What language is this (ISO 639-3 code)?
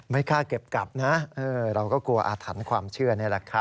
tha